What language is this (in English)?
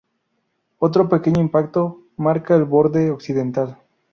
Spanish